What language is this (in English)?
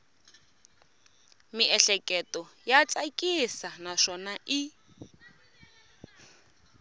Tsonga